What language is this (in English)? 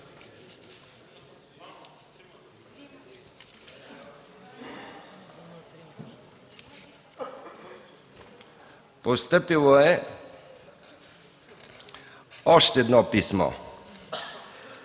Bulgarian